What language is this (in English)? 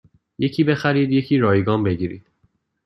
Persian